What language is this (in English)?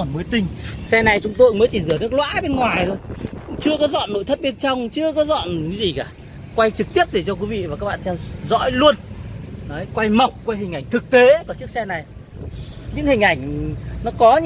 Vietnamese